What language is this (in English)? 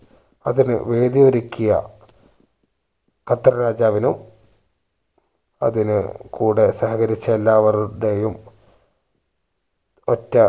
Malayalam